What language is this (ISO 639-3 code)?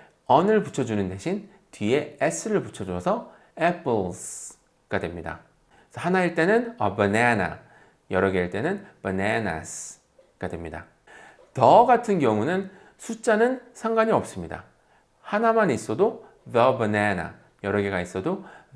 kor